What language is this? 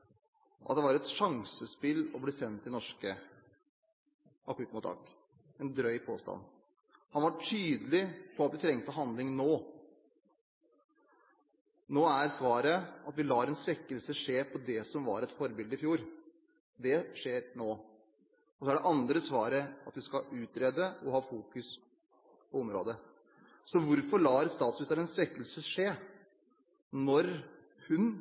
Norwegian Bokmål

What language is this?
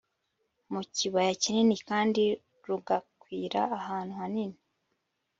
Kinyarwanda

